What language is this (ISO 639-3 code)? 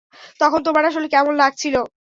ben